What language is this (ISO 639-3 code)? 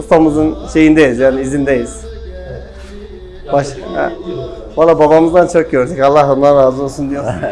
tur